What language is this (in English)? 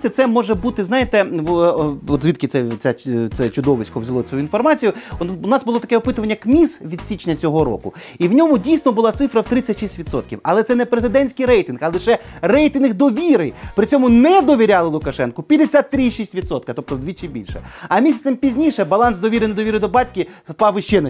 Ukrainian